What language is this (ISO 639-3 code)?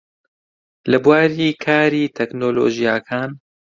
ckb